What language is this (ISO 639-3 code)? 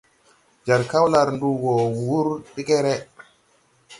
tui